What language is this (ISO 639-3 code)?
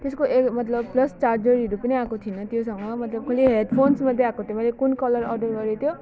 nep